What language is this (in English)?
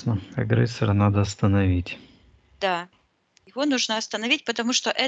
Russian